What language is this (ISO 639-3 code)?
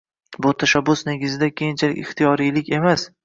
uzb